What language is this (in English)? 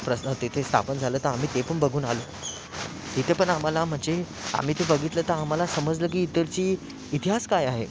Marathi